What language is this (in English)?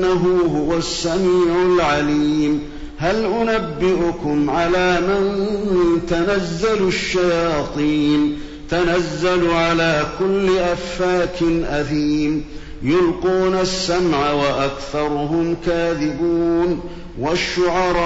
Arabic